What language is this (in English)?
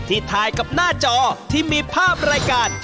Thai